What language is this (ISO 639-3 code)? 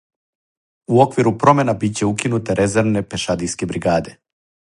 srp